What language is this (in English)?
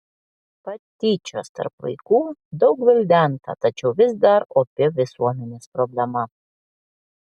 Lithuanian